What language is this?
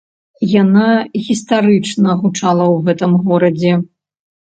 Belarusian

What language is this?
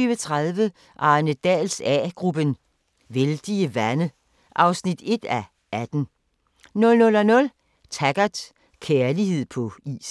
Danish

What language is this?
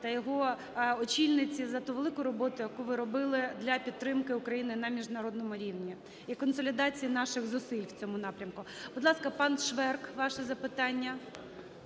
Ukrainian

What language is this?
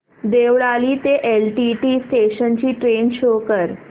Marathi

